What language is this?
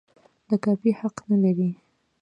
Pashto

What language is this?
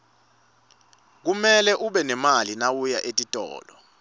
Swati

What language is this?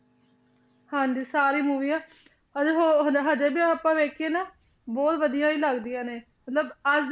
Punjabi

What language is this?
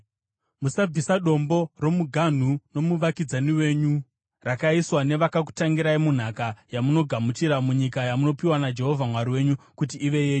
Shona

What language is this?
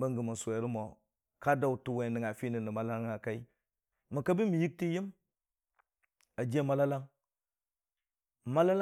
Dijim-Bwilim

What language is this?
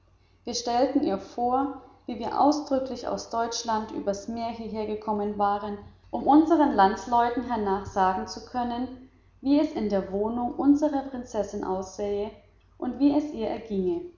German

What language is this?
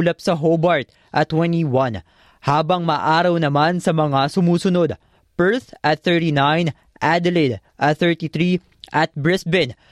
Filipino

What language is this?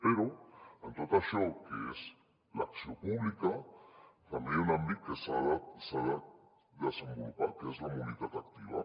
Catalan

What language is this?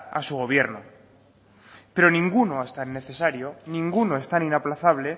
Spanish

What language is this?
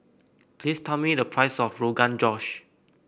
English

